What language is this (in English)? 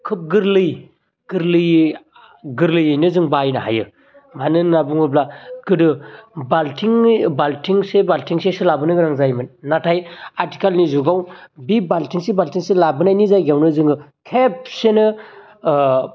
Bodo